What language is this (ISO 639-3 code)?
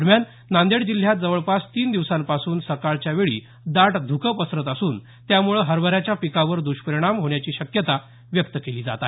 mar